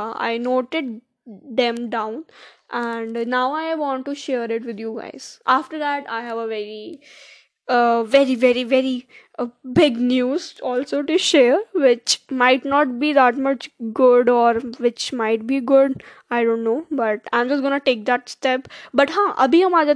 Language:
Hindi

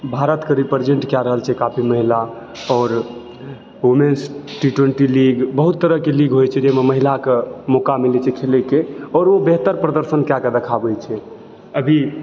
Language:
Maithili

